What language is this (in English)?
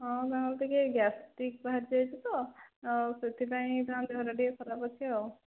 Odia